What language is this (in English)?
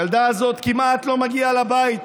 Hebrew